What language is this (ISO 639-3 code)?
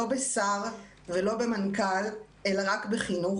heb